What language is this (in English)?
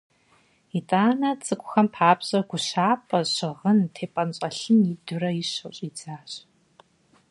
Kabardian